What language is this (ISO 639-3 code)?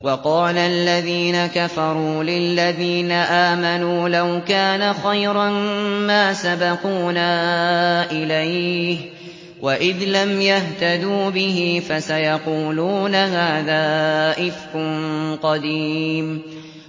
ara